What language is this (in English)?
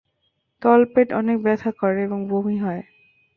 Bangla